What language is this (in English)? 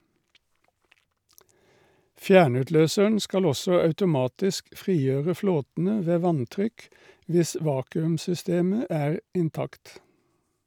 Norwegian